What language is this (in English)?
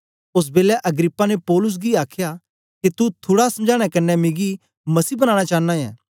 Dogri